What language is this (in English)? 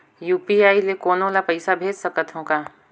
Chhattisgarhi